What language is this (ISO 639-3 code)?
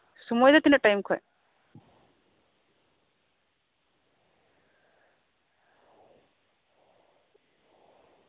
sat